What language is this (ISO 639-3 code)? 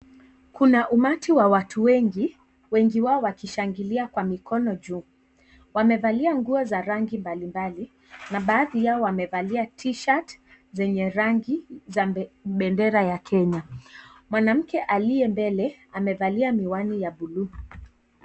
swa